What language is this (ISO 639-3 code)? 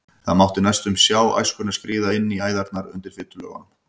isl